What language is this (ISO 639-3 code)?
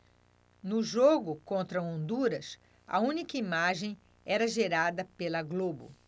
por